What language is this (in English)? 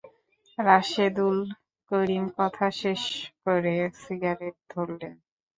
Bangla